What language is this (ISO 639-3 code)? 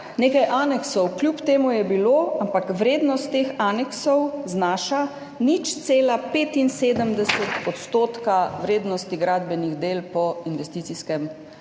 slv